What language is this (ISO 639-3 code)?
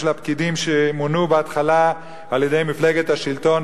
heb